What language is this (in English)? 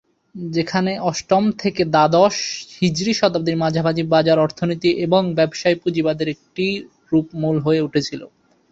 Bangla